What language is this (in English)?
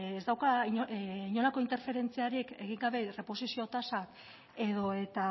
Basque